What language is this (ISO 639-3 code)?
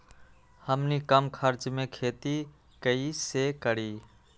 mag